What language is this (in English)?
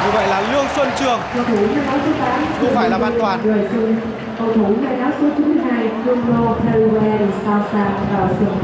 Vietnamese